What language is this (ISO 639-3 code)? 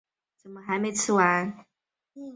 zho